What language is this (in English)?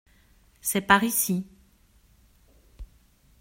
French